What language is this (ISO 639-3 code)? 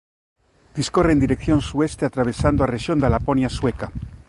glg